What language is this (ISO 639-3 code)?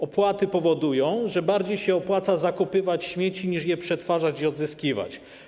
pol